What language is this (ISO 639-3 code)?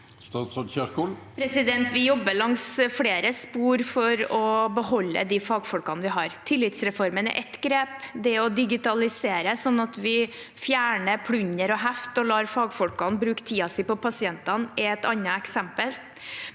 nor